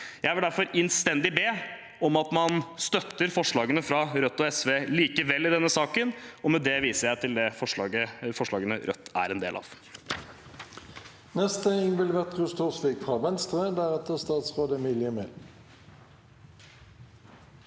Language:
Norwegian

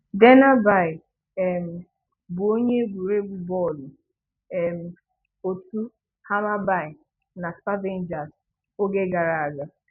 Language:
Igbo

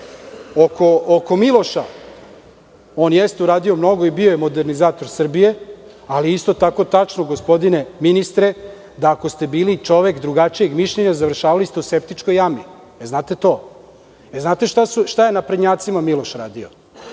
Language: Serbian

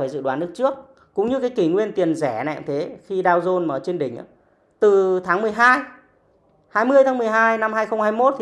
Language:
Vietnamese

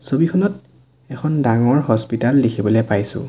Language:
Assamese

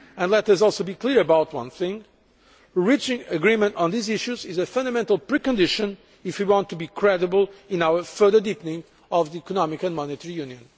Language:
English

